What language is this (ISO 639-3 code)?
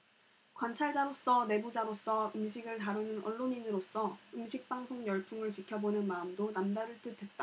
kor